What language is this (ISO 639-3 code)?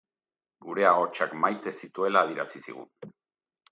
eus